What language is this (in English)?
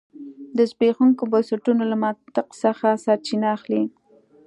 Pashto